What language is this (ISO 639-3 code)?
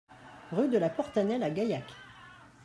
fra